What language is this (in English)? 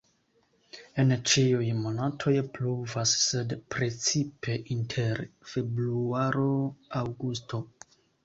Esperanto